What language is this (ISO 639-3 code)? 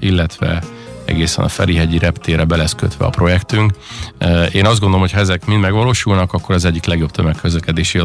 hun